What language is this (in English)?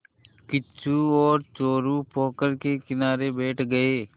Hindi